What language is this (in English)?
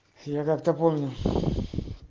Russian